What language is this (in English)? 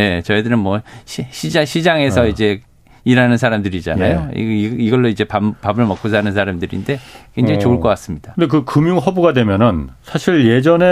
Korean